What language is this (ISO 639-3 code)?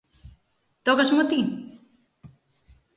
glg